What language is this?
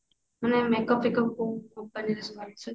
Odia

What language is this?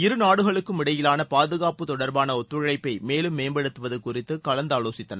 Tamil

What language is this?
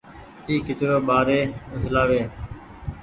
Goaria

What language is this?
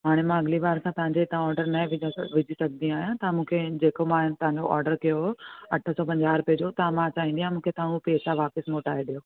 Sindhi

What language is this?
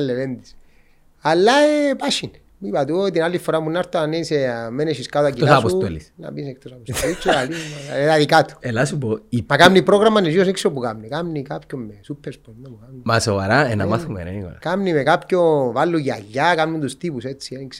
Greek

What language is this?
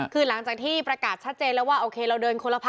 Thai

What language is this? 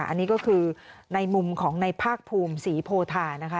Thai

